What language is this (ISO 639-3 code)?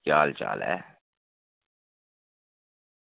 doi